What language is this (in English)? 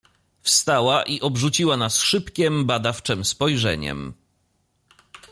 Polish